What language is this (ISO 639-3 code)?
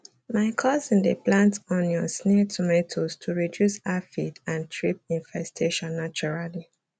pcm